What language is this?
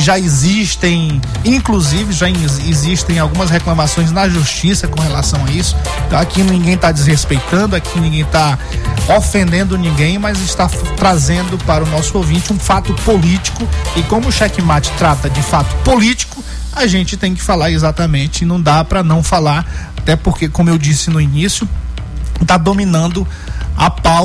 Portuguese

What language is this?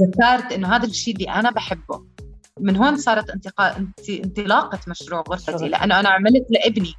Arabic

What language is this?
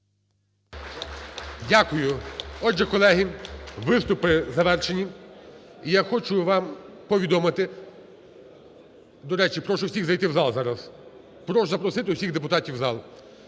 Ukrainian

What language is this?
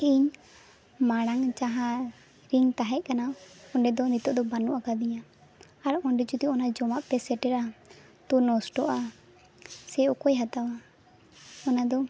Santali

